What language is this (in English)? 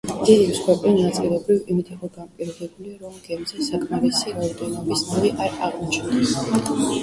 Georgian